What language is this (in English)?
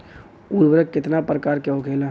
Bhojpuri